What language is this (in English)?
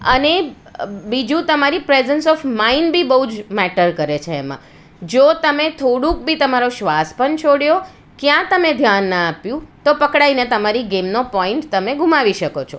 Gujarati